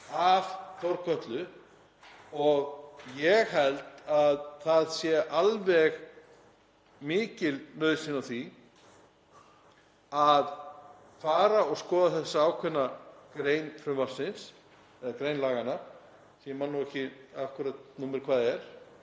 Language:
Icelandic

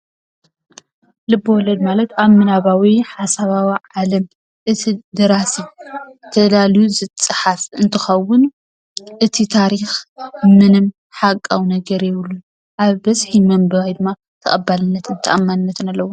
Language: Tigrinya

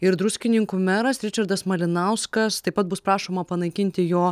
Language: Lithuanian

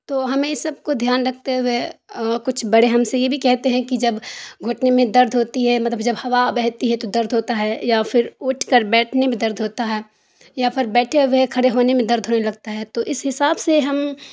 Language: Urdu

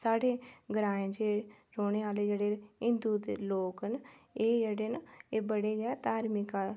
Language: Dogri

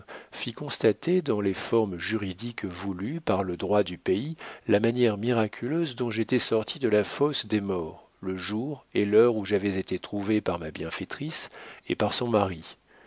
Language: French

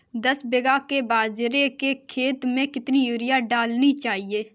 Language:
Hindi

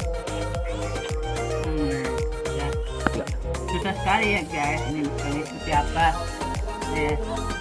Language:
Indonesian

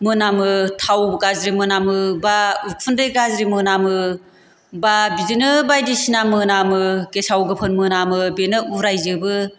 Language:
Bodo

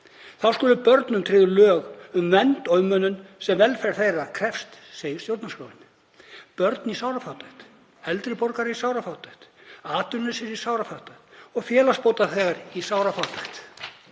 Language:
Icelandic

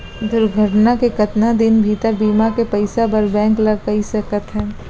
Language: Chhattisgarhi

